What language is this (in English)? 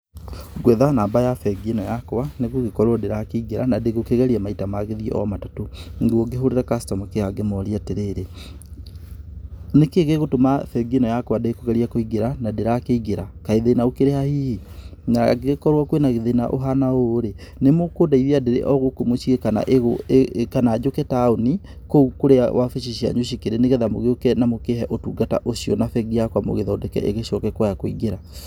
Kikuyu